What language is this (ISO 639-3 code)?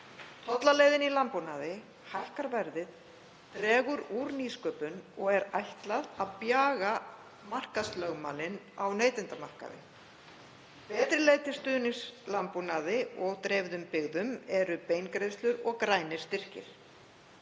isl